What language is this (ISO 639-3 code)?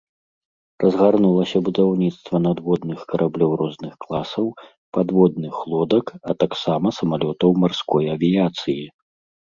bel